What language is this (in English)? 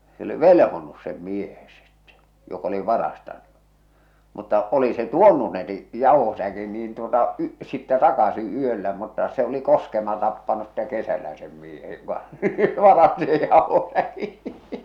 Finnish